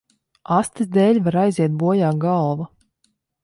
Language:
Latvian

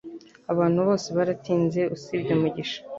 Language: Kinyarwanda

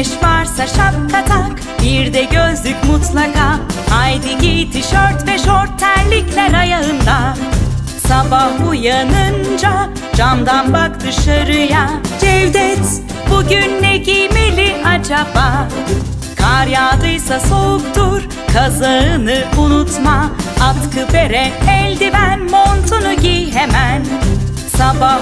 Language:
Turkish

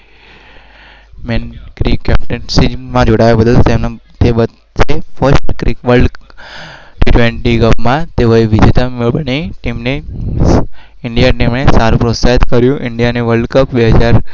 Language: Gujarati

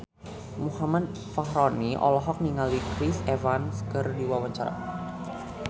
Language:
Sundanese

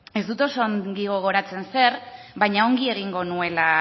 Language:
Basque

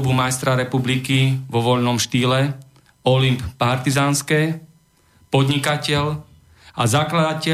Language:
Slovak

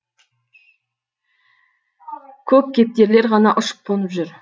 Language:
Kazakh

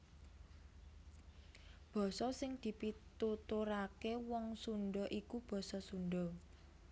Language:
Javanese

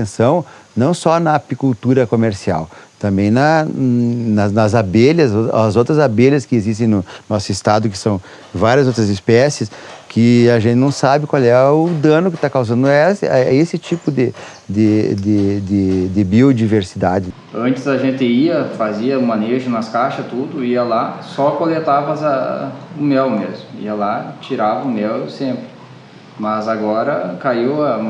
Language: Portuguese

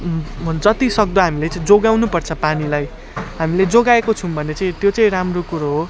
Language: Nepali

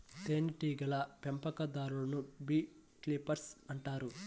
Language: Telugu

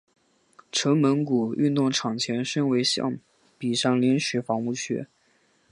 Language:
Chinese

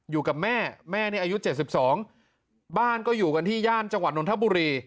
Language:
Thai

